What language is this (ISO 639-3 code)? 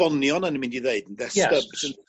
cym